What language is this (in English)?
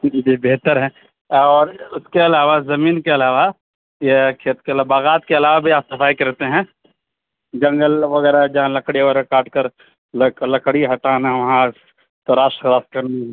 Urdu